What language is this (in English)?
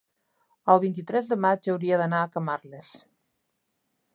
Catalan